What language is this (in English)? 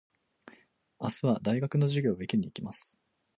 Japanese